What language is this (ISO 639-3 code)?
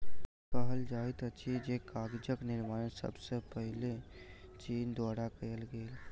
mai